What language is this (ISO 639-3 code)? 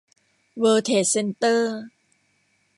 tha